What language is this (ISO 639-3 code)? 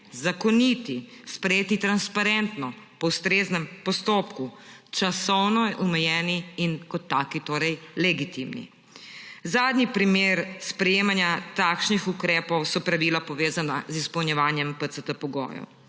slv